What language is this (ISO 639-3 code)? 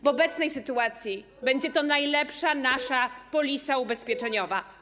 pol